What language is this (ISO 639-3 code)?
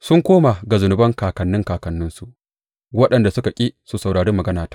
hau